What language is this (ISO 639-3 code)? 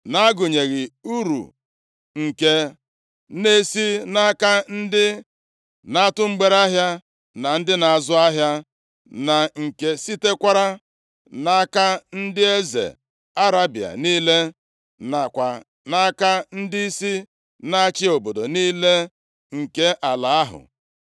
ibo